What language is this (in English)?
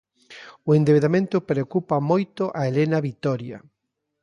Galician